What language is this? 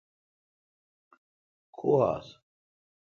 Kalkoti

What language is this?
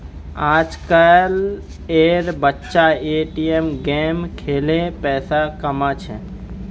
Magahi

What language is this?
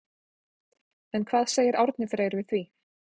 Icelandic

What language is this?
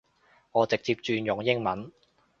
Cantonese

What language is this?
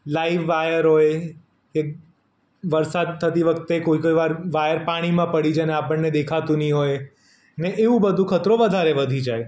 Gujarati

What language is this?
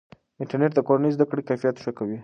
Pashto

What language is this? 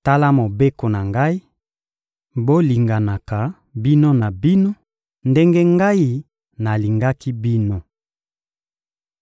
Lingala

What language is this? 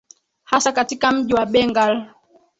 Swahili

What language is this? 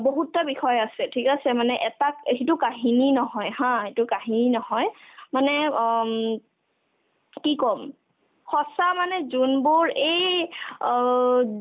Assamese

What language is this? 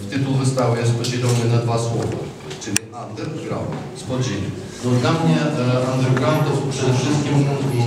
Polish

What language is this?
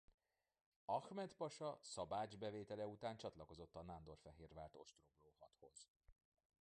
Hungarian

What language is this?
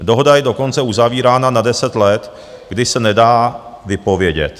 Czech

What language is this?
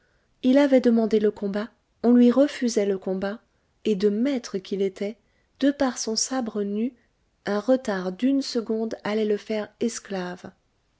French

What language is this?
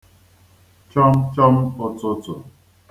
Igbo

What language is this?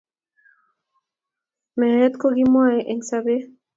Kalenjin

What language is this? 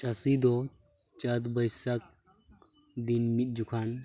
Santali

